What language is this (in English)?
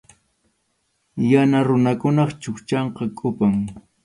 Arequipa-La Unión Quechua